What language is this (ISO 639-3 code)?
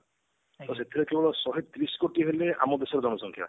ori